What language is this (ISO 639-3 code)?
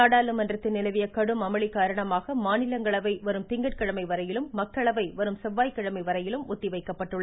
tam